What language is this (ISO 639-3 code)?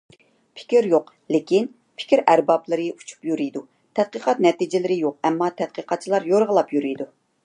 uig